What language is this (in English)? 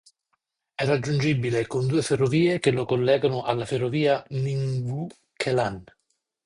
Italian